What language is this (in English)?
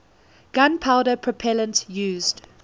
English